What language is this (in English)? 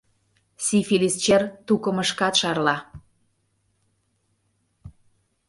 Mari